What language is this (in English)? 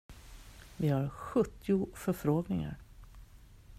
Swedish